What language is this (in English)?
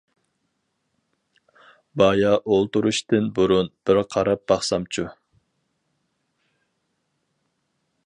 Uyghur